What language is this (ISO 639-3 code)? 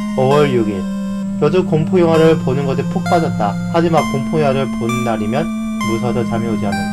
kor